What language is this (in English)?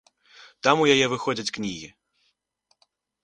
Belarusian